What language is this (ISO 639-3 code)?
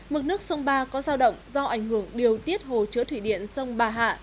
vie